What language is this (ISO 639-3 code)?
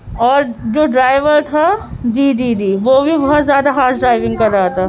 urd